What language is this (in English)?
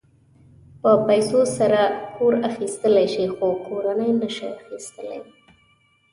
Pashto